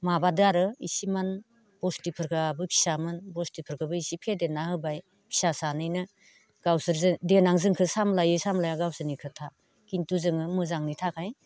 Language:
Bodo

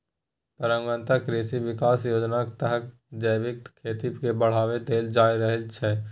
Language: Maithili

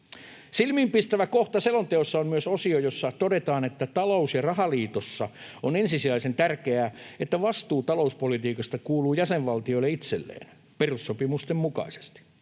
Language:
Finnish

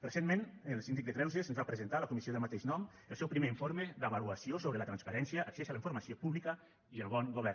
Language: Catalan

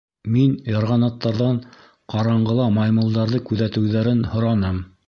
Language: Bashkir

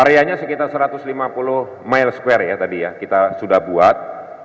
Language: Indonesian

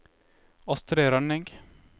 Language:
Norwegian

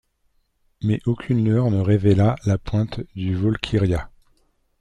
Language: French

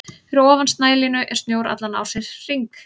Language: Icelandic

